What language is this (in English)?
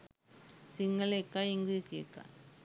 Sinhala